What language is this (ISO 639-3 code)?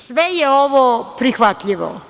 srp